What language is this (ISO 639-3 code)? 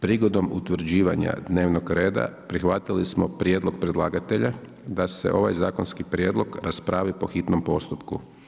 hrv